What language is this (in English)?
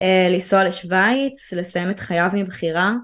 Hebrew